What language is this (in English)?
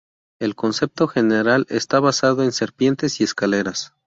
Spanish